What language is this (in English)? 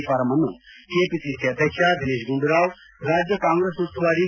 Kannada